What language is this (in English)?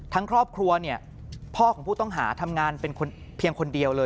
Thai